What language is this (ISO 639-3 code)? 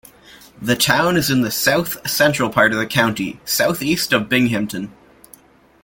eng